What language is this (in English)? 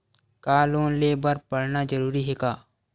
Chhattisgarhi